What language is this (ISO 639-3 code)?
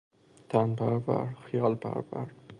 fas